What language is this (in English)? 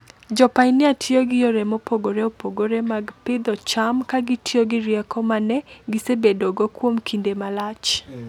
Luo (Kenya and Tanzania)